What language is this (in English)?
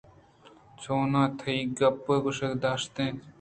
Eastern Balochi